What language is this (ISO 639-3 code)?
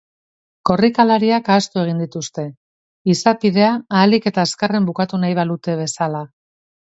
eus